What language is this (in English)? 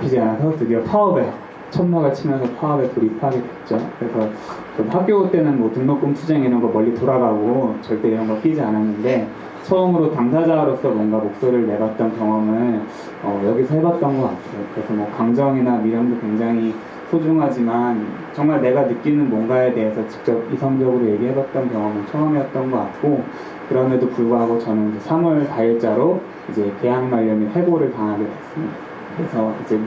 Korean